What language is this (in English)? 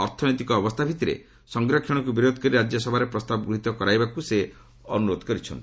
Odia